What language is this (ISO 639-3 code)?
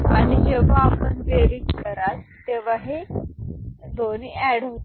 mar